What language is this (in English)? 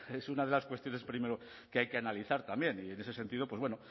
Spanish